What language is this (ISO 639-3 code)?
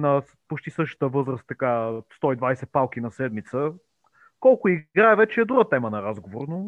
bul